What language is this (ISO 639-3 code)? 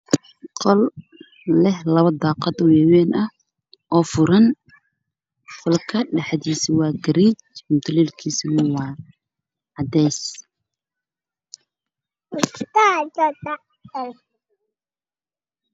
som